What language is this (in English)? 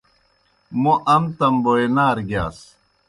Kohistani Shina